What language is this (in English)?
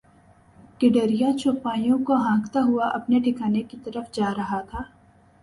Urdu